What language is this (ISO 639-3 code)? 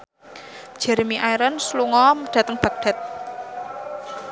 jav